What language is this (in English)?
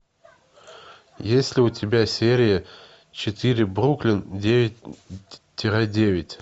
Russian